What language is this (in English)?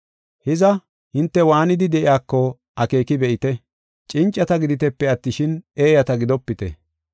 Gofa